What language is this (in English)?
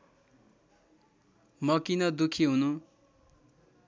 Nepali